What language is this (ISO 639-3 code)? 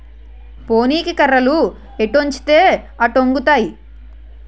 tel